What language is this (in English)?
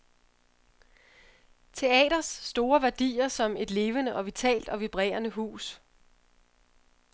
Danish